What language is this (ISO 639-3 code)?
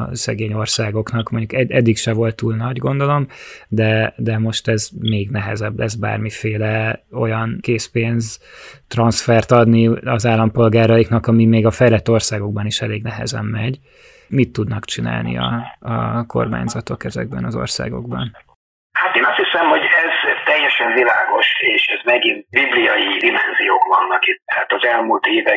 hun